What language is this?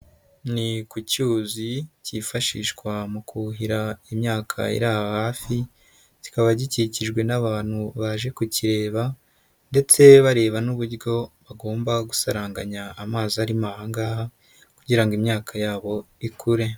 Kinyarwanda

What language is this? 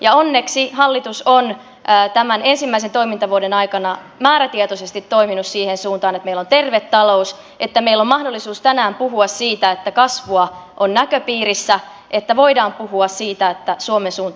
Finnish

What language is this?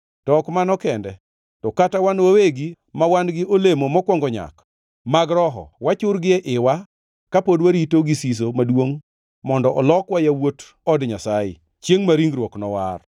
Luo (Kenya and Tanzania)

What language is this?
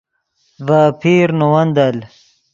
Yidgha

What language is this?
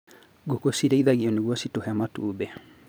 Kikuyu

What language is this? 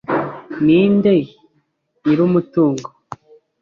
Kinyarwanda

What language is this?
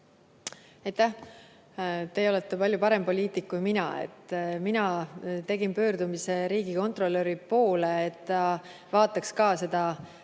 Estonian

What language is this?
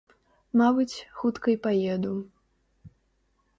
Belarusian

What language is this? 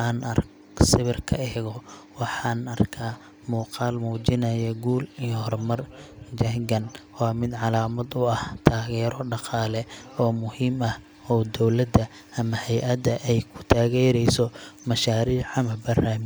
Somali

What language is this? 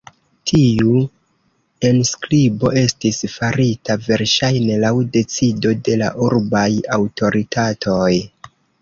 Esperanto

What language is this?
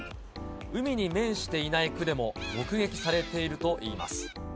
Japanese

